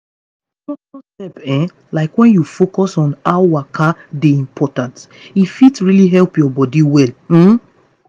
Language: Nigerian Pidgin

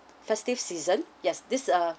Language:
English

